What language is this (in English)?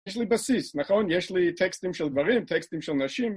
Hebrew